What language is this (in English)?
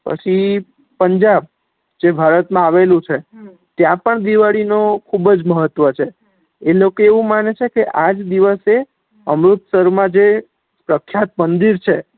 Gujarati